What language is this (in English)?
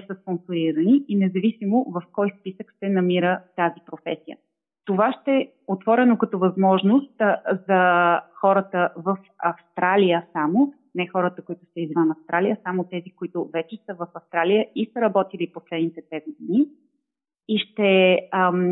Bulgarian